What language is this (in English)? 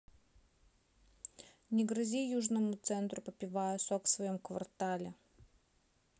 Russian